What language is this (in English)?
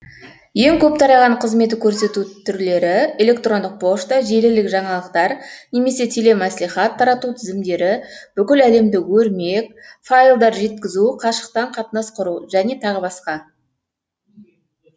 Kazakh